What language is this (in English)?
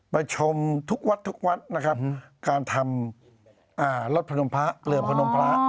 Thai